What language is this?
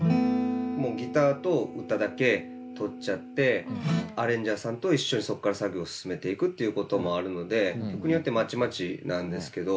Japanese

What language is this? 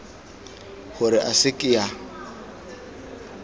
Tswana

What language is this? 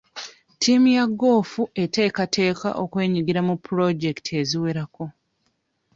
Ganda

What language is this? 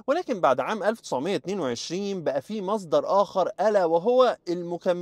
Arabic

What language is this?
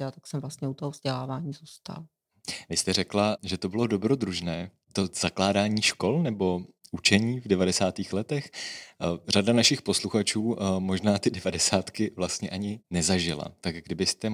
Czech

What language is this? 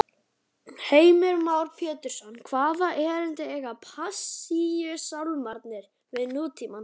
Icelandic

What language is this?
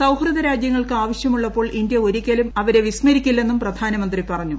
Malayalam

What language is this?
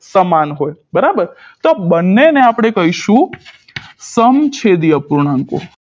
Gujarati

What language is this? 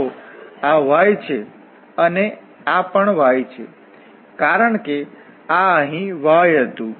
Gujarati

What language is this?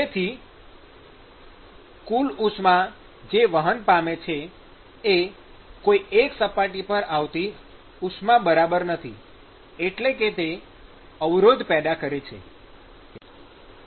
Gujarati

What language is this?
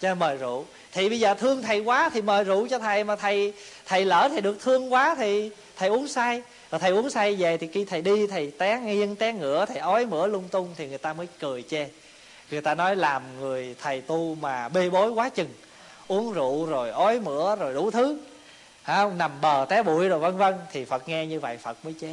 Vietnamese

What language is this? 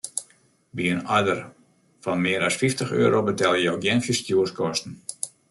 Western Frisian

